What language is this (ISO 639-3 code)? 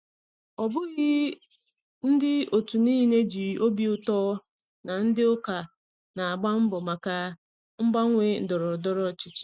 ibo